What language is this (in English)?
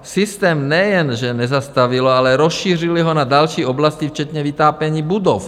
Czech